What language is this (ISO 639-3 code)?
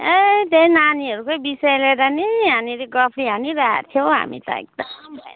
nep